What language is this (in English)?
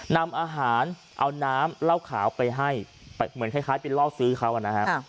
Thai